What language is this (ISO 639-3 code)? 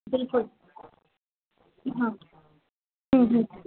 snd